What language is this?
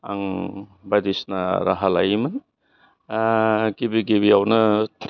Bodo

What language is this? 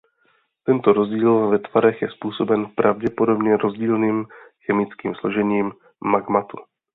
Czech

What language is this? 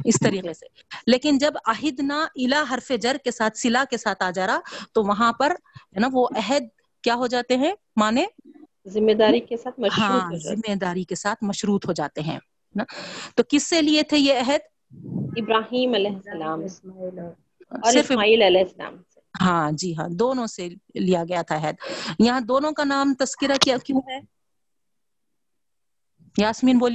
Urdu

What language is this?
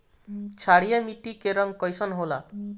Bhojpuri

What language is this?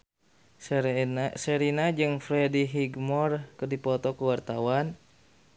Sundanese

